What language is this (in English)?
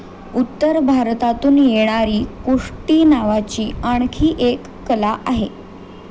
Marathi